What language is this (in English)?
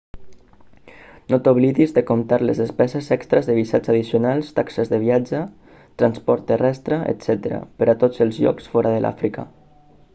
Catalan